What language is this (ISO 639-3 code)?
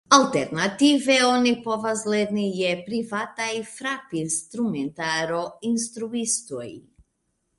epo